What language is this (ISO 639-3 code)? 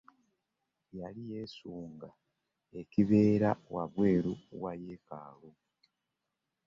lug